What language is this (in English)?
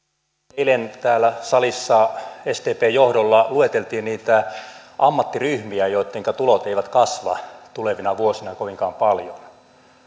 Finnish